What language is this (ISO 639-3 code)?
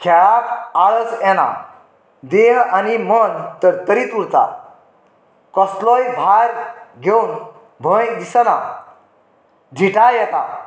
kok